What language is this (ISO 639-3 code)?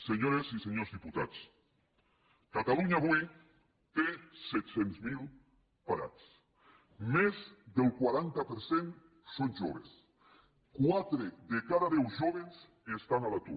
cat